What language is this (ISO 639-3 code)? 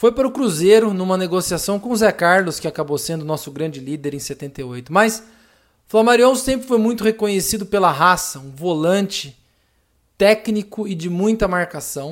por